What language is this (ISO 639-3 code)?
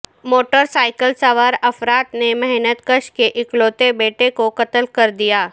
urd